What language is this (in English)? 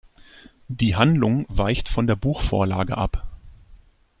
German